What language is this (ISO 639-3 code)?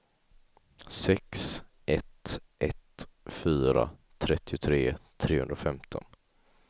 swe